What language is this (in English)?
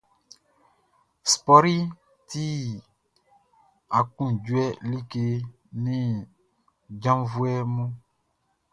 Baoulé